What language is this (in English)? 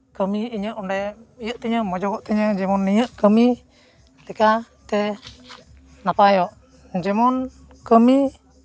Santali